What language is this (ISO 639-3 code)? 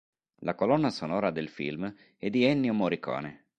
ita